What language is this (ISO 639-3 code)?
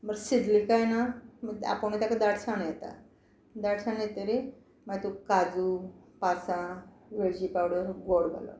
kok